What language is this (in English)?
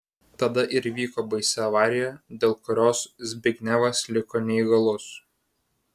Lithuanian